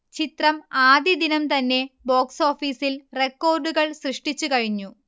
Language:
Malayalam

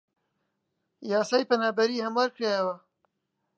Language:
Central Kurdish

